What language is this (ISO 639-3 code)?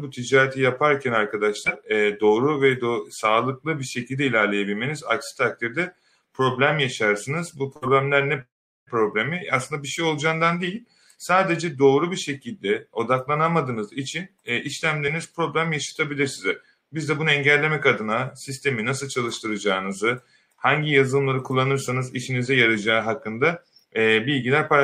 tur